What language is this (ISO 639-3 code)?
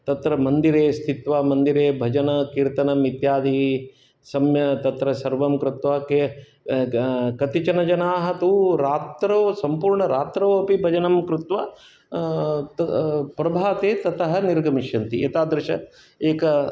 san